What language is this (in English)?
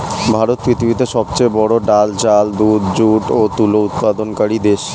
Bangla